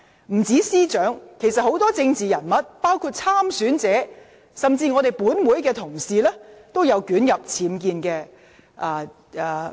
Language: Cantonese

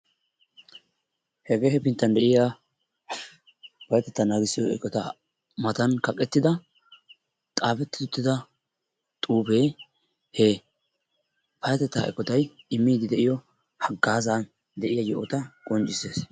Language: Wolaytta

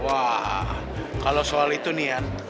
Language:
Indonesian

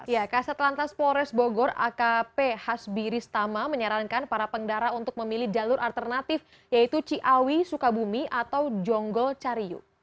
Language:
Indonesian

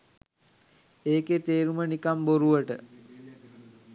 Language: Sinhala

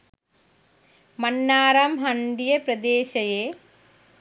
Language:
Sinhala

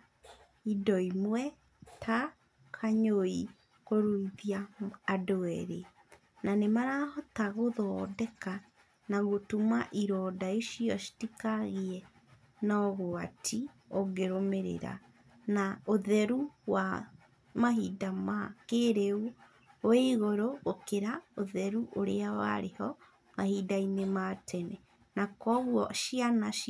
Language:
Kikuyu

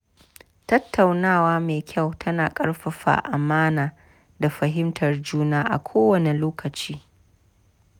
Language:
Hausa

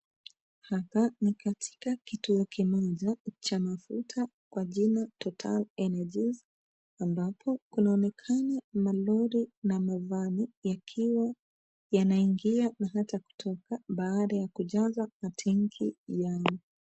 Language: Swahili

